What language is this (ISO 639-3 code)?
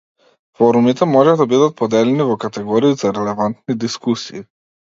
mkd